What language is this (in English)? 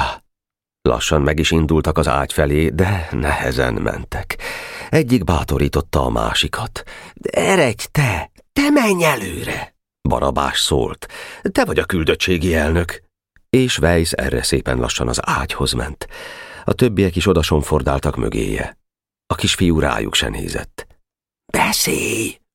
Hungarian